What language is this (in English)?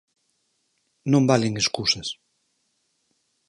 Galician